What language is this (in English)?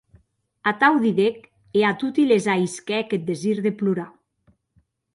Occitan